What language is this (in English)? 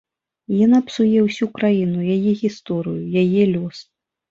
Belarusian